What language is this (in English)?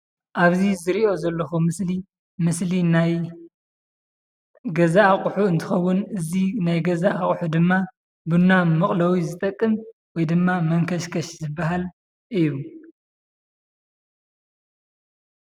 Tigrinya